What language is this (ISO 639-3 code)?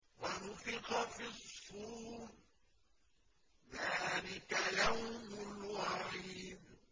ara